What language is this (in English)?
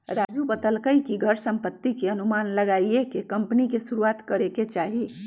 Magahi